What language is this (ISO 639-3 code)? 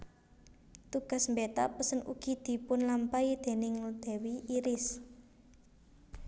jav